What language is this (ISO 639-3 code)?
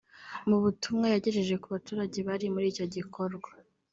kin